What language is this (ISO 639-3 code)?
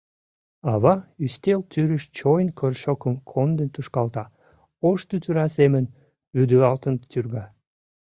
chm